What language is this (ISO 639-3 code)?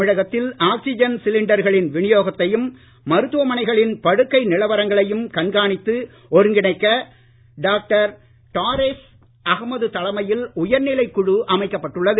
tam